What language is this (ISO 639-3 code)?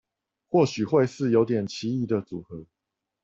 zho